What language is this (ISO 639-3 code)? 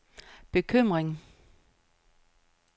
dan